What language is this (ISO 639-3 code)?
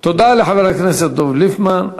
heb